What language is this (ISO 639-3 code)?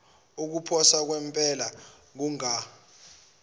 zul